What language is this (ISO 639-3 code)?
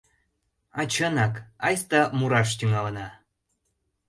chm